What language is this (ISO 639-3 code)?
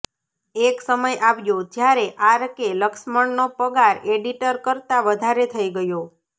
guj